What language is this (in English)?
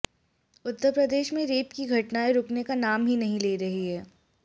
Hindi